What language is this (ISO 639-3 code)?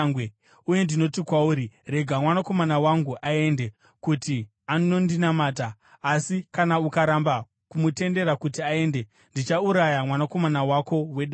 sna